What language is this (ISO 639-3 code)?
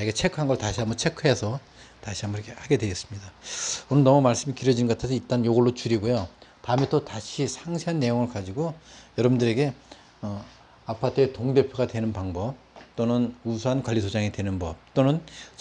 kor